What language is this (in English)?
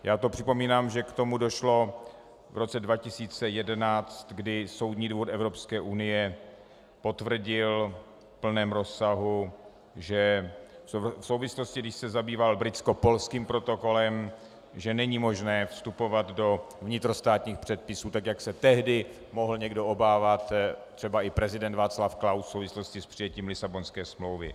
Czech